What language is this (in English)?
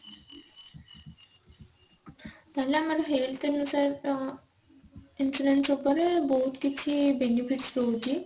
Odia